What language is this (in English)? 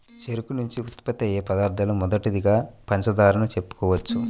Telugu